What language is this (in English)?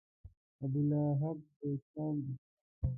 Pashto